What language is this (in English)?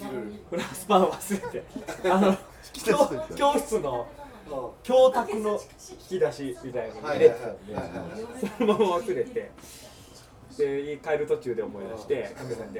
Japanese